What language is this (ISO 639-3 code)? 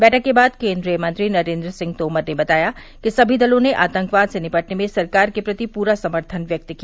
hin